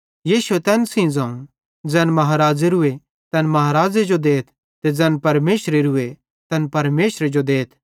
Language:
Bhadrawahi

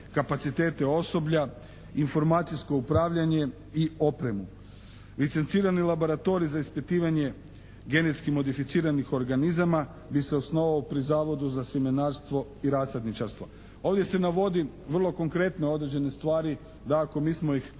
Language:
Croatian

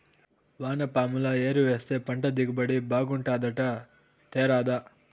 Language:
Telugu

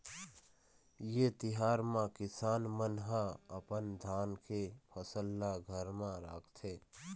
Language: Chhattisgarhi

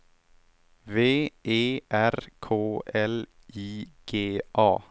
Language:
Swedish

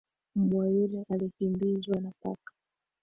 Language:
Swahili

